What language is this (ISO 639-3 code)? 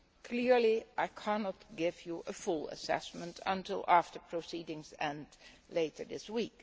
eng